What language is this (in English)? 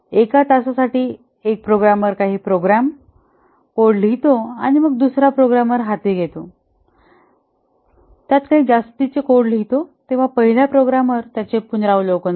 Marathi